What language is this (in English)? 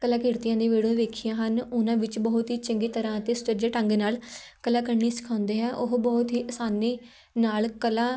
Punjabi